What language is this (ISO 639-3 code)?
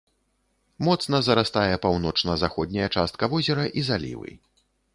bel